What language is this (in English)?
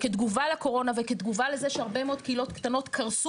Hebrew